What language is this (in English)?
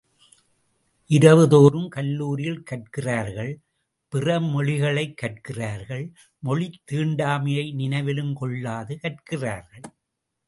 Tamil